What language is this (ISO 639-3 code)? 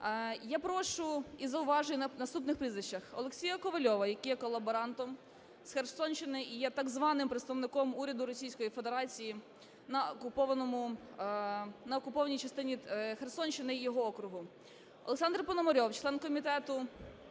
ukr